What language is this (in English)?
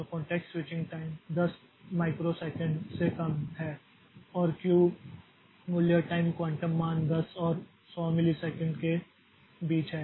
Hindi